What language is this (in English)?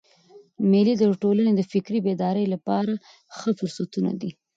Pashto